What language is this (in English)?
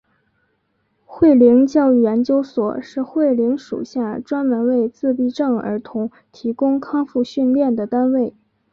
Chinese